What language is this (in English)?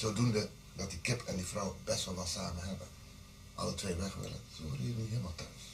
Dutch